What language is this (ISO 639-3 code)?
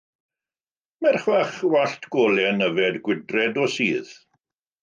cym